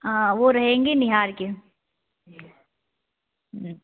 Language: Hindi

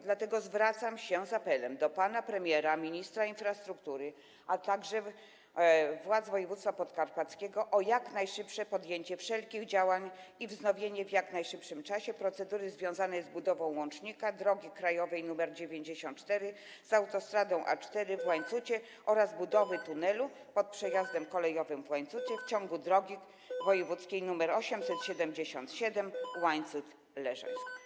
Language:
Polish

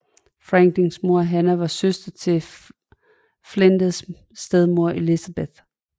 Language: Danish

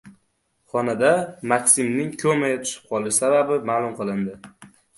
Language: Uzbek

